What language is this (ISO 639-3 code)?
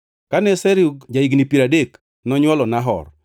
luo